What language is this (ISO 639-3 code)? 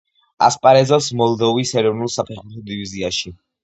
kat